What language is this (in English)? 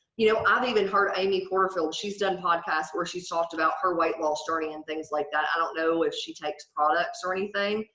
English